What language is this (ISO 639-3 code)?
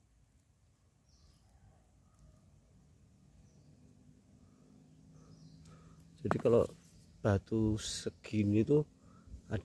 ind